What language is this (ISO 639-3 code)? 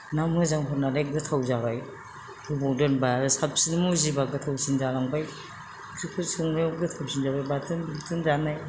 brx